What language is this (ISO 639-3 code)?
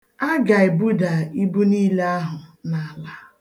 ibo